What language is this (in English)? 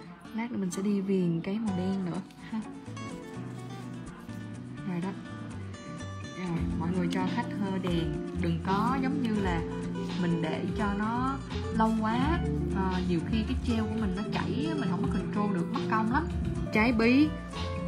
Vietnamese